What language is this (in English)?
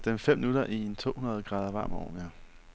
Danish